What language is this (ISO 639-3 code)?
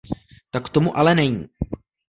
ces